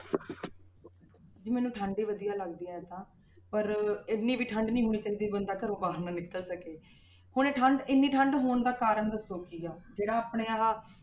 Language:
Punjabi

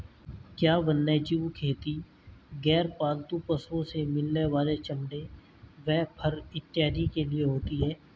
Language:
Hindi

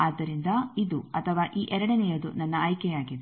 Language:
Kannada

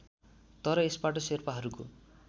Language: Nepali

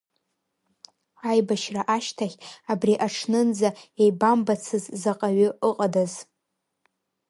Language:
Abkhazian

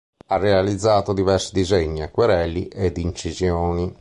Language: Italian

